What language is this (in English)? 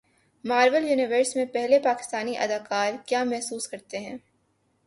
Urdu